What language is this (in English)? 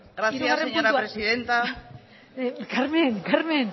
Basque